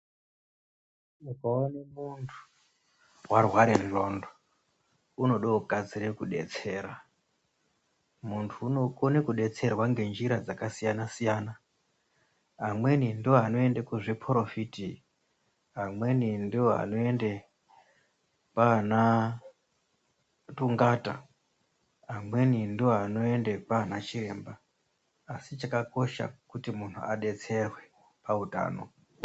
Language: Ndau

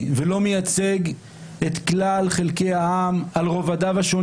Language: Hebrew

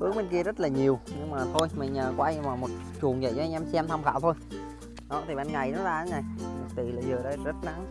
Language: Vietnamese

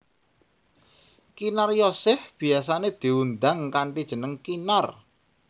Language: Javanese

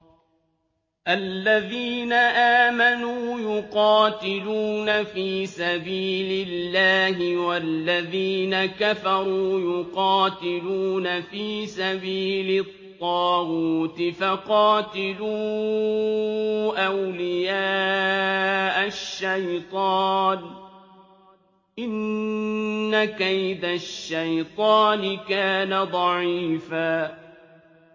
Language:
Arabic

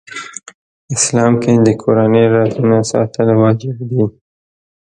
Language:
Pashto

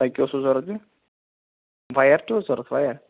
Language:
Kashmiri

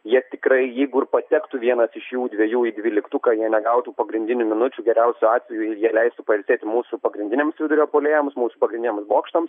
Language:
Lithuanian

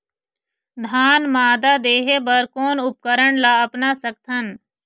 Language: Chhattisgarhi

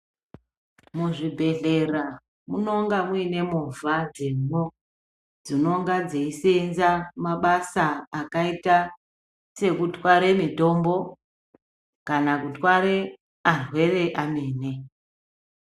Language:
Ndau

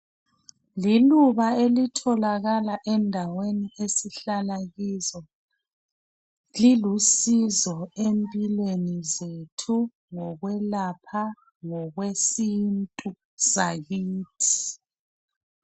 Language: North Ndebele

